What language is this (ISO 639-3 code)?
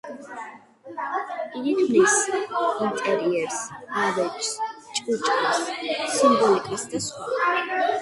kat